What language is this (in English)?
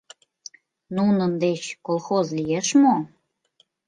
Mari